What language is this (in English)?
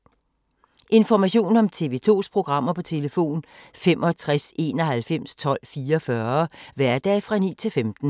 Danish